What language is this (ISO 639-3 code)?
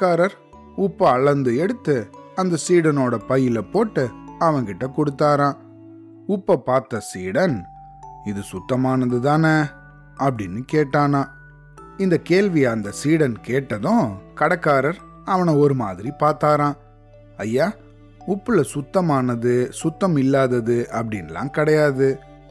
tam